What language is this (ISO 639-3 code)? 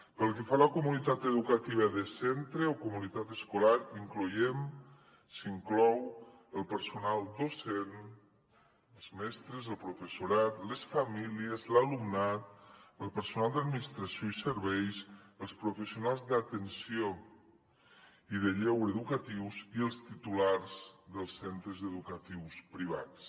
cat